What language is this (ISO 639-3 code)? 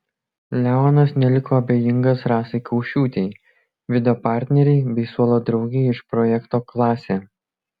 lit